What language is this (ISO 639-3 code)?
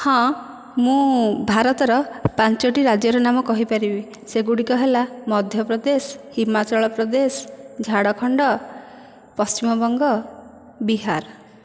ori